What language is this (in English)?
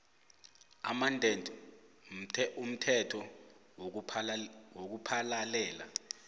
South Ndebele